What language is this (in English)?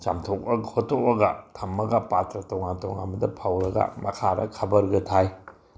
Manipuri